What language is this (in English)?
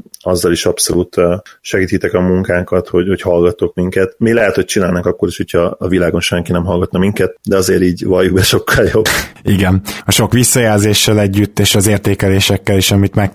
Hungarian